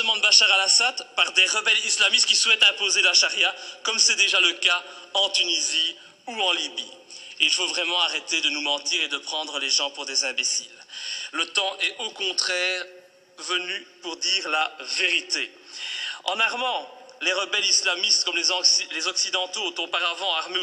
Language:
French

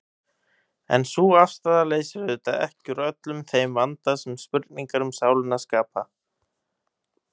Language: Icelandic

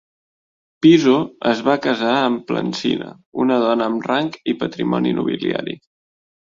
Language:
Catalan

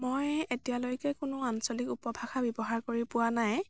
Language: Assamese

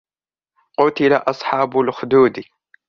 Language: Arabic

